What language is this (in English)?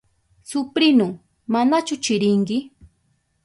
Southern Pastaza Quechua